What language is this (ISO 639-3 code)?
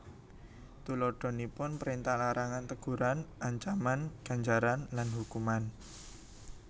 jav